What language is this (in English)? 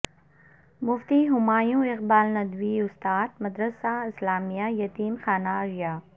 Urdu